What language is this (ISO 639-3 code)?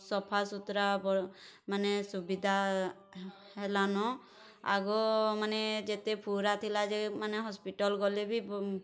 ori